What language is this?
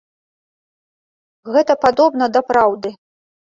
Belarusian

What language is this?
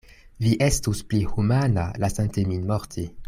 Esperanto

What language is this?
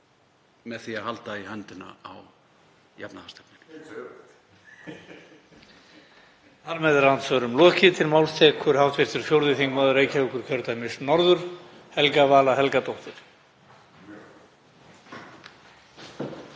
Icelandic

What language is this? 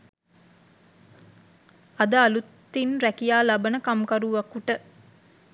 Sinhala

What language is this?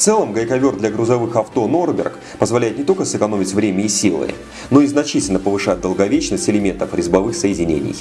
Russian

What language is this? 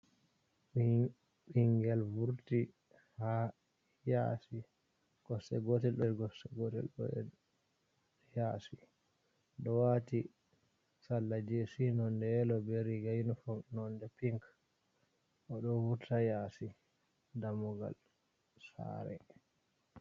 Fula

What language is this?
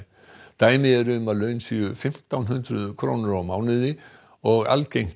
Icelandic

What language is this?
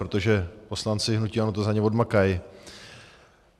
Czech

